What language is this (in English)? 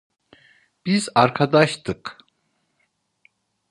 Turkish